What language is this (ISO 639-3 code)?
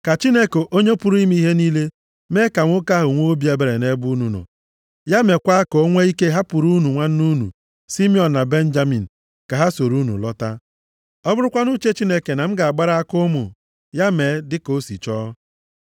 ibo